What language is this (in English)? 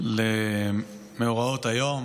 Hebrew